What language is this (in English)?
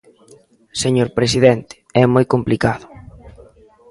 Galician